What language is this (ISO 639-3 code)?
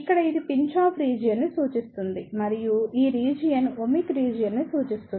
tel